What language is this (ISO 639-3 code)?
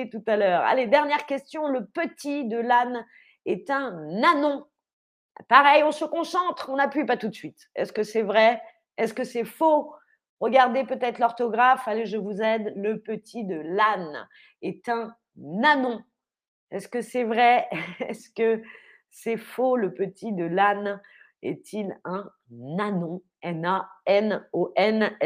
fra